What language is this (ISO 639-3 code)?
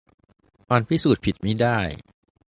tha